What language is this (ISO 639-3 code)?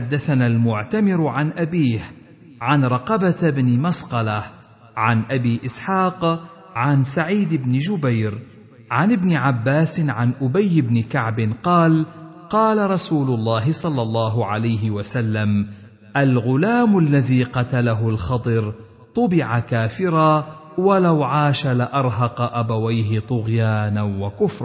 ara